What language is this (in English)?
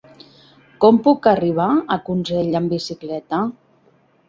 Catalan